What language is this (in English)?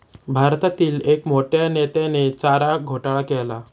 Marathi